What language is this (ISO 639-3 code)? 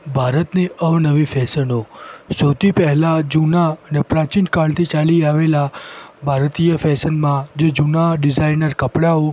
guj